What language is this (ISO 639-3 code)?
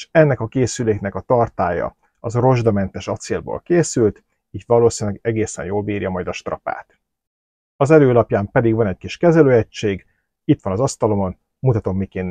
hun